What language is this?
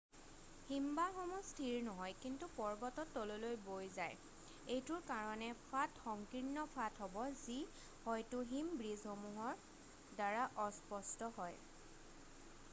Assamese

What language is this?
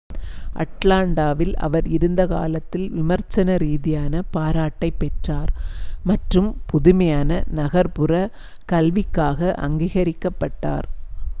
Tamil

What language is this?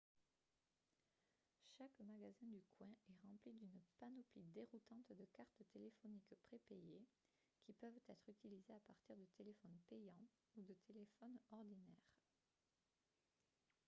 French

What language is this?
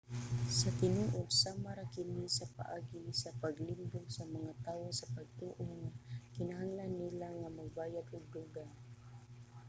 Cebuano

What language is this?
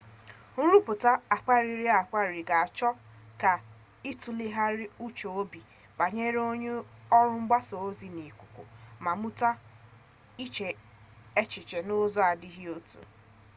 Igbo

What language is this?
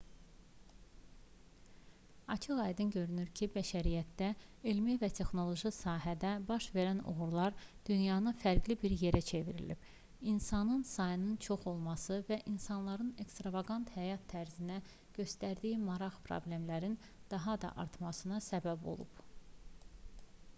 Azerbaijani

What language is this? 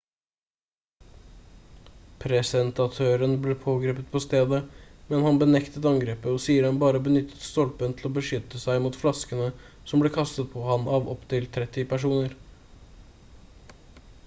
Norwegian Bokmål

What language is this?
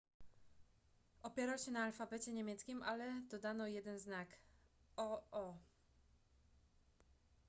Polish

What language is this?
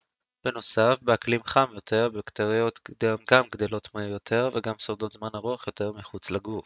Hebrew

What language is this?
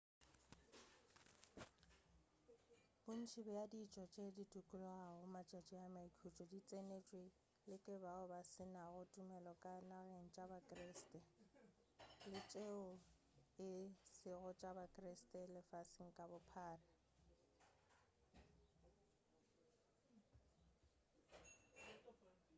Northern Sotho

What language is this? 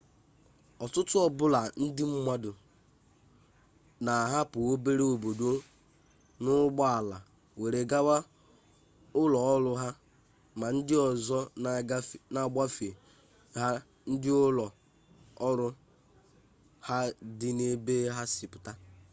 Igbo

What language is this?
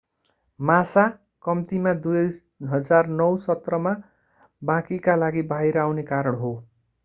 Nepali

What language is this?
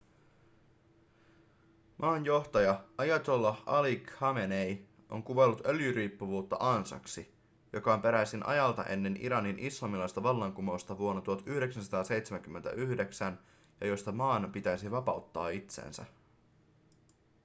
Finnish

